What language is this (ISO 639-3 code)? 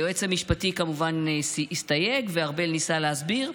heb